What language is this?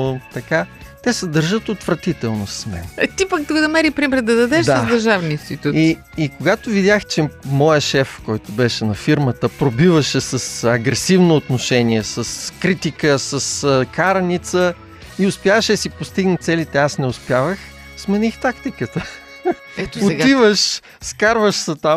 Bulgarian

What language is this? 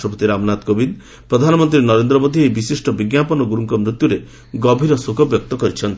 Odia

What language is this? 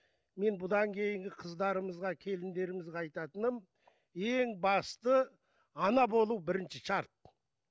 Kazakh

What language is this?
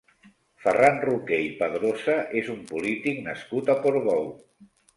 Catalan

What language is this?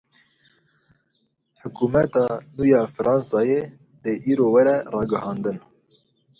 Kurdish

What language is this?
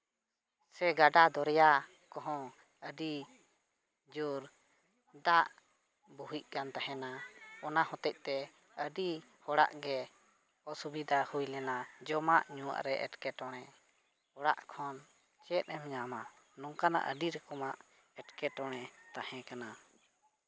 Santali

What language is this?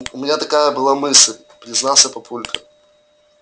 Russian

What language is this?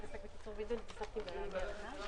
Hebrew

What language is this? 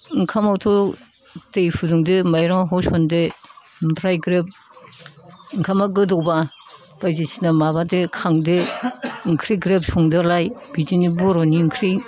Bodo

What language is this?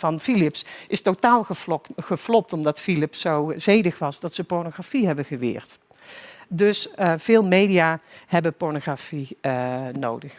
Dutch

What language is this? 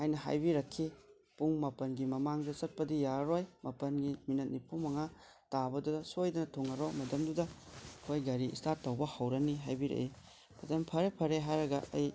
Manipuri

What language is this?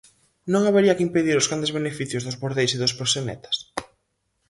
Galician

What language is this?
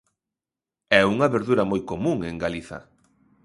Galician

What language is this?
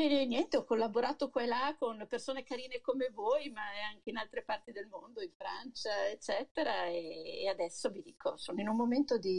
Italian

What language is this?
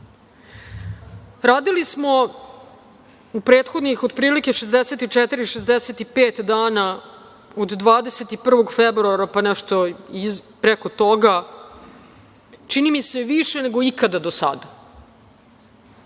Serbian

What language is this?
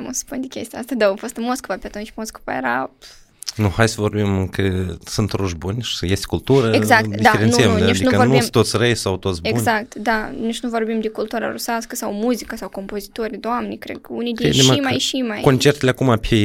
Romanian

